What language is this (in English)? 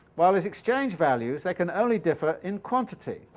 English